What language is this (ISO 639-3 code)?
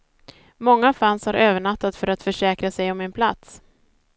swe